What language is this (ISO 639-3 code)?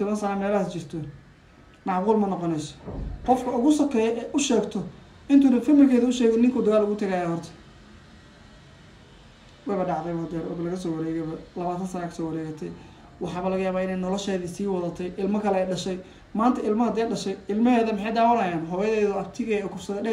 ara